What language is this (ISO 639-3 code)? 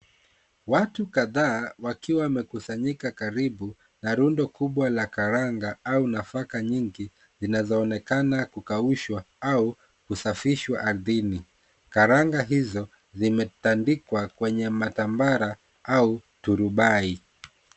swa